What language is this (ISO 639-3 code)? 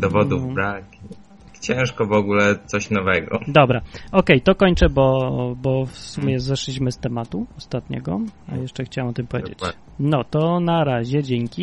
pol